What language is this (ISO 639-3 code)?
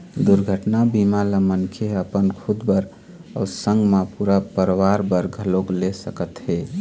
hne